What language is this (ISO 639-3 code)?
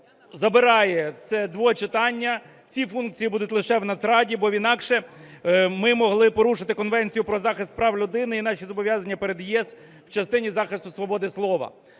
ukr